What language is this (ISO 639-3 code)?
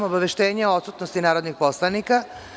srp